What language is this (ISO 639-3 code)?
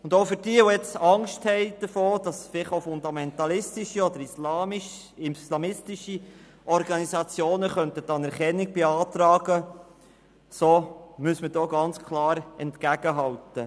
gsw